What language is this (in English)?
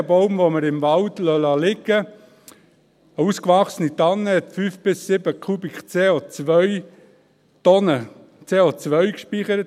Swiss German